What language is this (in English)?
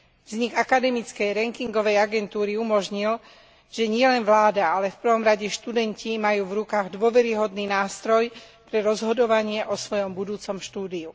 Slovak